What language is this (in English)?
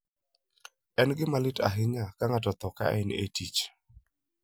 Luo (Kenya and Tanzania)